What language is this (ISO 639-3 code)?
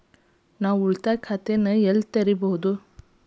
kan